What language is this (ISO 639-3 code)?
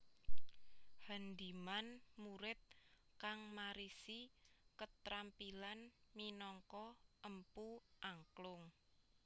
jav